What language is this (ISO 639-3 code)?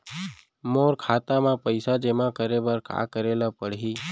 hne